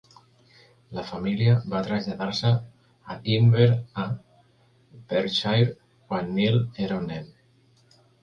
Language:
Catalan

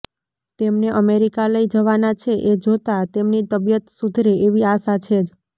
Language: Gujarati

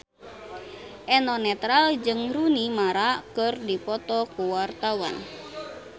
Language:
Sundanese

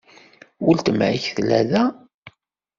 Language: Kabyle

